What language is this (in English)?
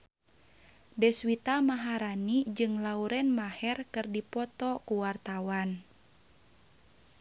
Sundanese